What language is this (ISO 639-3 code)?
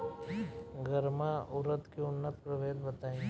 bho